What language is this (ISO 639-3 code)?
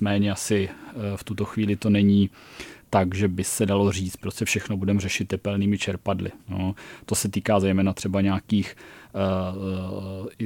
ces